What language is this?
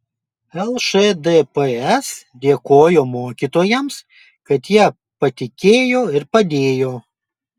Lithuanian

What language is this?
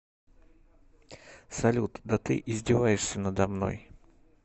Russian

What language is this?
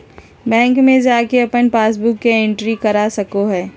Magahi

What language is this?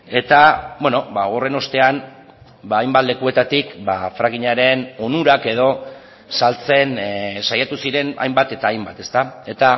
Basque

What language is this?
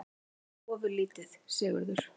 Icelandic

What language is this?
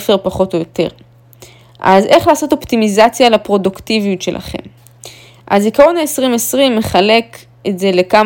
Hebrew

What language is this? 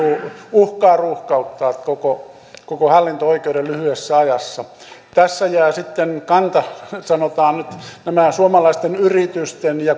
Finnish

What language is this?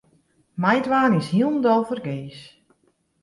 Western Frisian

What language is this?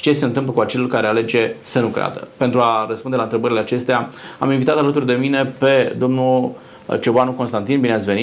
Romanian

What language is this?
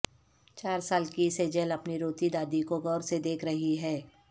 Urdu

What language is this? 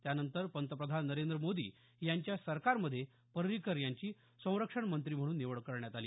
Marathi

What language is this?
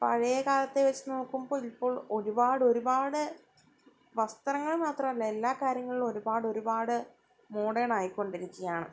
Malayalam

